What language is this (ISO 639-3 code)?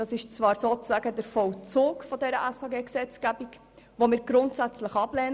gsw